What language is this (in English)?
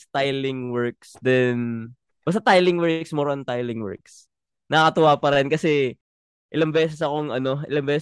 Filipino